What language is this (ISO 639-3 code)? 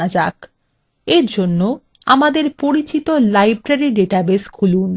ben